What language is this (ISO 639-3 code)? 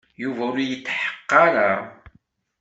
kab